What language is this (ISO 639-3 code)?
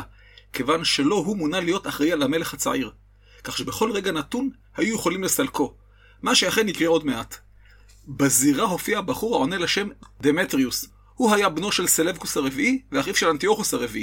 heb